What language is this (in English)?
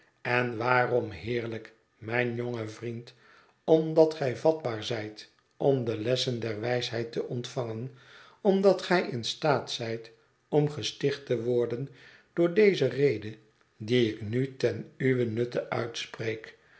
Dutch